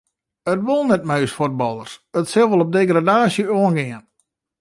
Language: Western Frisian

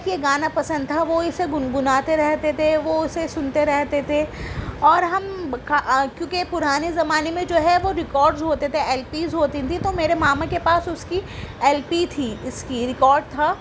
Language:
Urdu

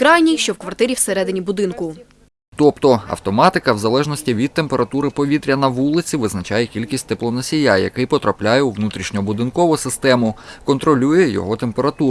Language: Ukrainian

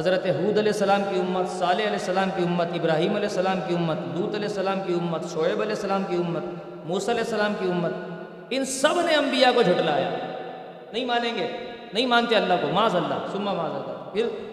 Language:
Urdu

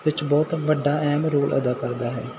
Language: Punjabi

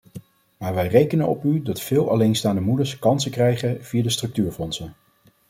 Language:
Dutch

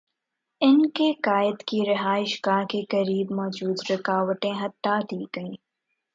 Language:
Urdu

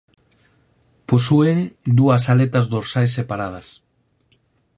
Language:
Galician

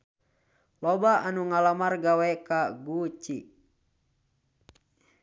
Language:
Sundanese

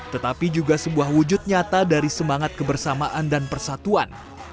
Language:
Indonesian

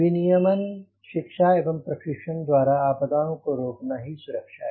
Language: Hindi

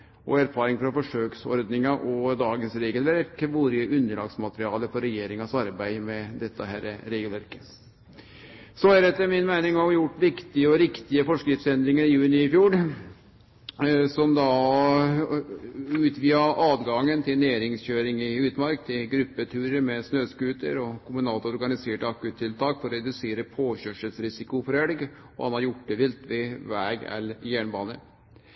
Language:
Norwegian Nynorsk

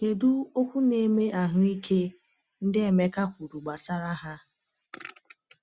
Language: Igbo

